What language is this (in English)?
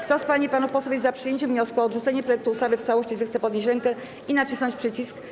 Polish